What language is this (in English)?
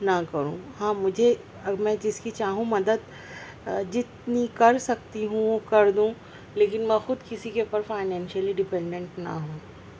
Urdu